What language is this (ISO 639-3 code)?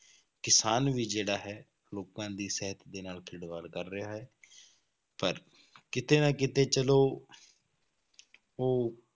pan